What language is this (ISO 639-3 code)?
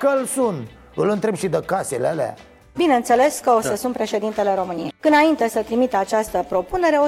ron